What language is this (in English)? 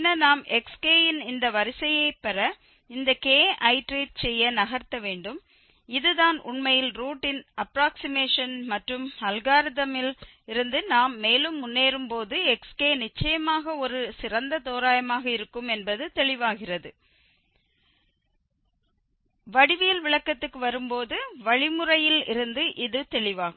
Tamil